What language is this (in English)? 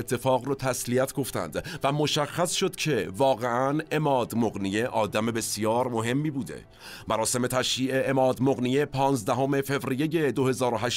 Persian